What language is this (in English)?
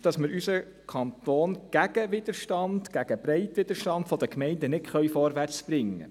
Swiss German